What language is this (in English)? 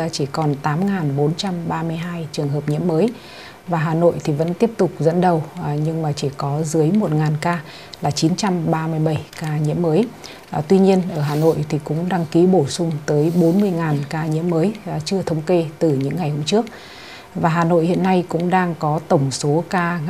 Vietnamese